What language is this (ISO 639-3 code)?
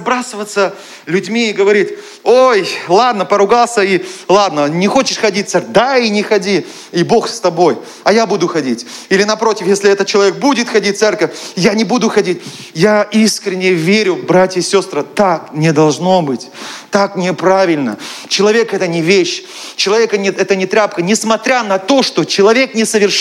rus